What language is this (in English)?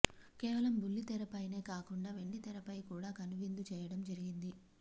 Telugu